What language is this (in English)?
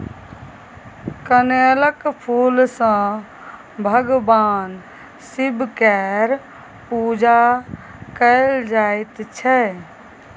Maithili